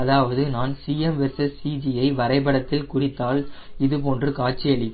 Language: Tamil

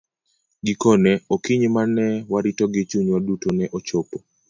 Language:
Luo (Kenya and Tanzania)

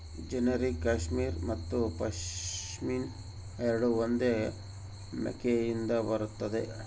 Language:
Kannada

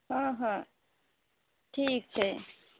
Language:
Maithili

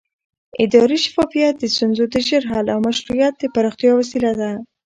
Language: Pashto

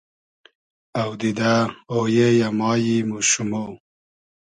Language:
Hazaragi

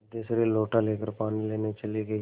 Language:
Hindi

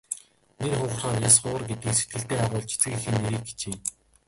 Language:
Mongolian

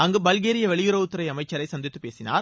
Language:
Tamil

